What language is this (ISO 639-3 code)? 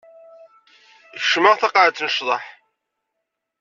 kab